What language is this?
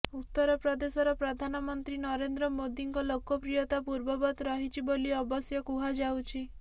Odia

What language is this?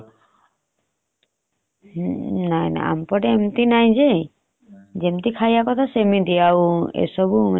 Odia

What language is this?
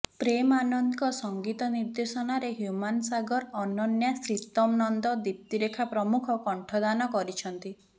Odia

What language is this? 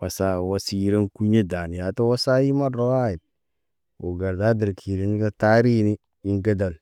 Naba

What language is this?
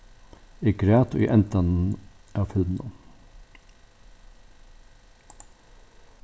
Faroese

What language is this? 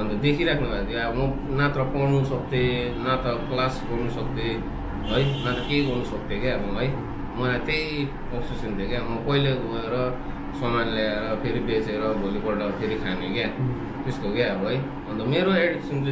English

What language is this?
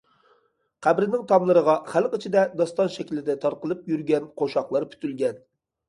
Uyghur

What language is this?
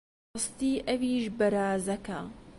Central Kurdish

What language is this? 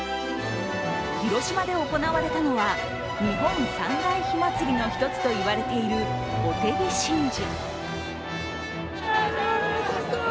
Japanese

